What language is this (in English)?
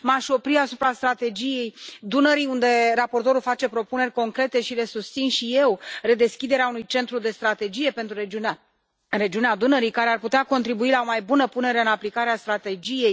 Romanian